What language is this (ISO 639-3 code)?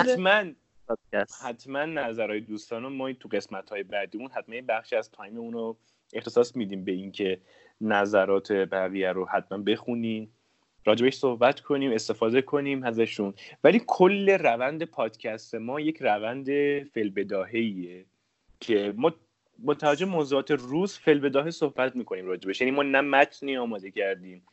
fas